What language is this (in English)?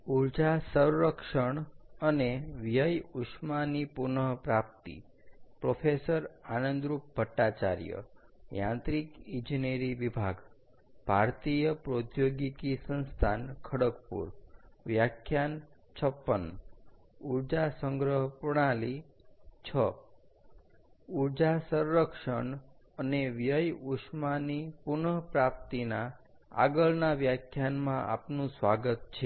Gujarati